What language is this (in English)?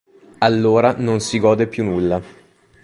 Italian